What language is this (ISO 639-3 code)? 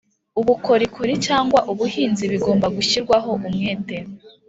kin